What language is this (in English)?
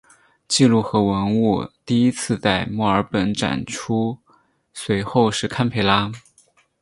Chinese